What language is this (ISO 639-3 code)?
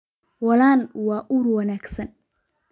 som